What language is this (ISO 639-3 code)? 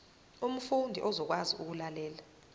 zul